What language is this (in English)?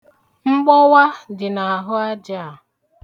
Igbo